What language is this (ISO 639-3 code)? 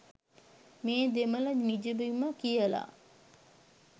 sin